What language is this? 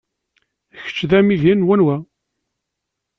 Kabyle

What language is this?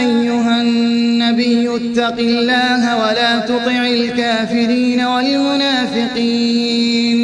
Arabic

